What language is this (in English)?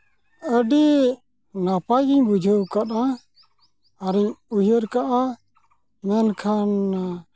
Santali